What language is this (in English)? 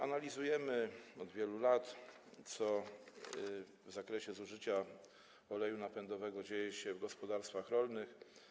Polish